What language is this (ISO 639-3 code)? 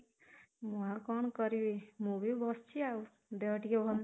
ori